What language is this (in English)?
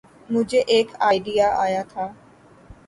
Urdu